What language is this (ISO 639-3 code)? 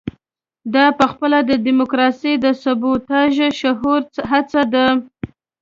pus